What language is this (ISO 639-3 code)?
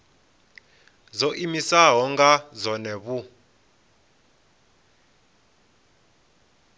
ven